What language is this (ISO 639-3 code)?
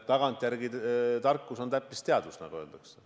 est